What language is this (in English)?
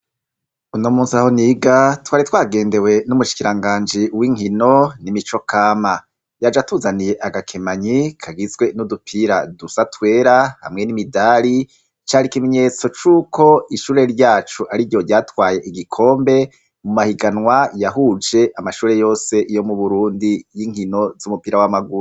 Rundi